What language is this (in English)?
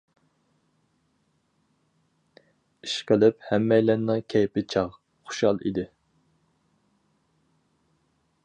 Uyghur